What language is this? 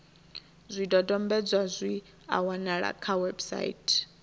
Venda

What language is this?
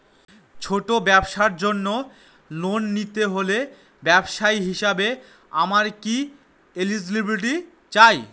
Bangla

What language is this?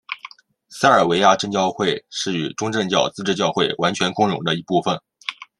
Chinese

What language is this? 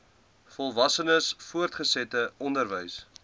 Afrikaans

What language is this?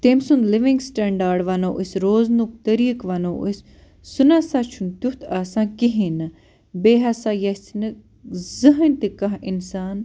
Kashmiri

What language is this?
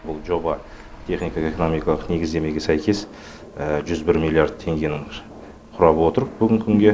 Kazakh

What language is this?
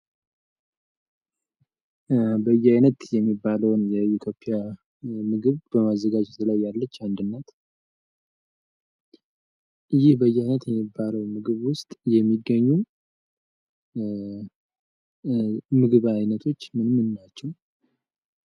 Amharic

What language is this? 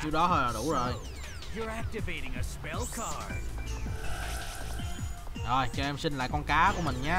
Vietnamese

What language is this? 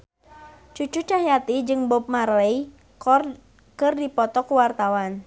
Sundanese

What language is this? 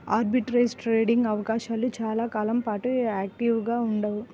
Telugu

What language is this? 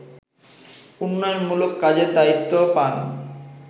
Bangla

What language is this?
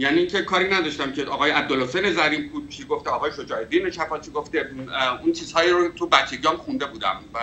Persian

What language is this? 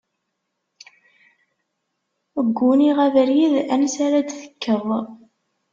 Kabyle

